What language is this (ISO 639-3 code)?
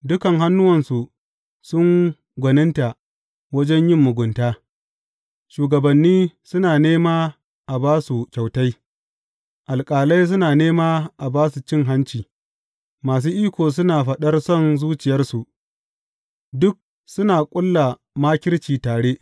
hau